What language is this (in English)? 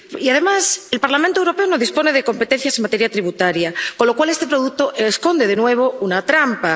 Spanish